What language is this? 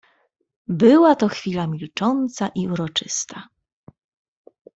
Polish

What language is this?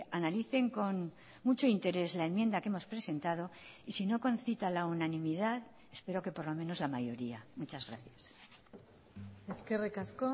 Spanish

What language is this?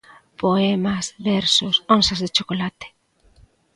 Galician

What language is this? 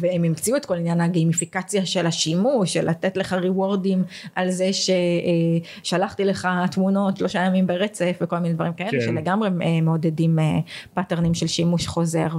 Hebrew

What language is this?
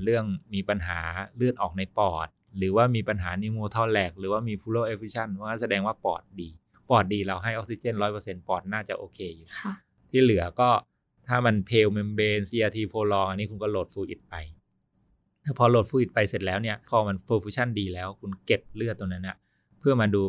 Thai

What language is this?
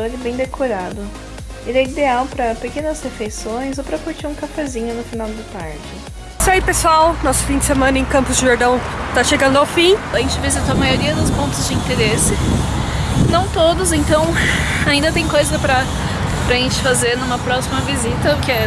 Portuguese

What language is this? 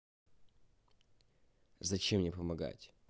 Russian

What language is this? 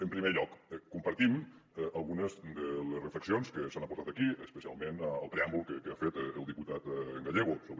Catalan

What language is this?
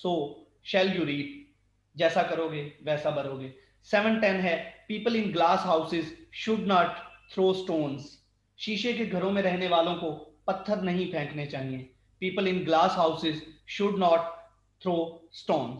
Hindi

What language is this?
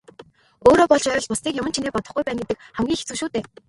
Mongolian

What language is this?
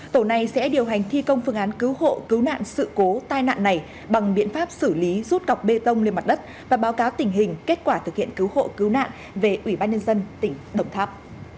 Vietnamese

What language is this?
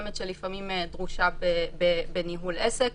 Hebrew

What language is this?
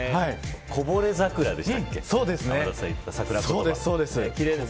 Japanese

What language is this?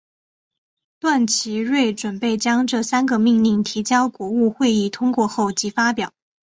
Chinese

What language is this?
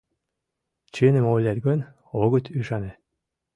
Mari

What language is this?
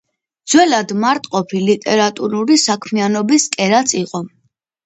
Georgian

